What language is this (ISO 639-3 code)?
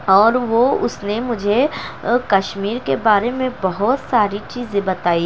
urd